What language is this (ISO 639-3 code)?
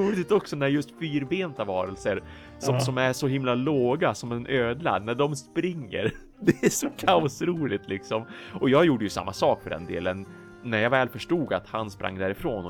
swe